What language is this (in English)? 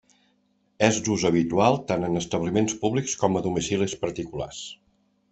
Catalan